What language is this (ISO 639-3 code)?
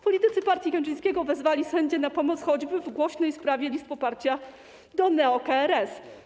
pol